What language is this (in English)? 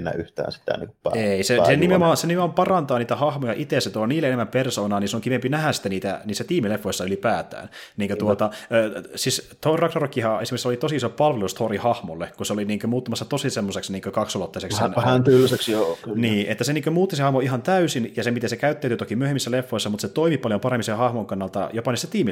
Finnish